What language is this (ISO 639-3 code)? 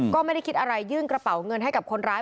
tha